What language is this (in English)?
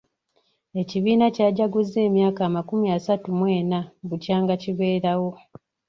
Ganda